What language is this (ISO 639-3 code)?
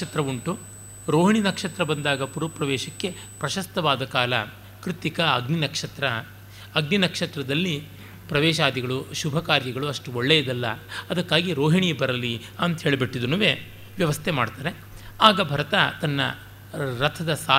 kan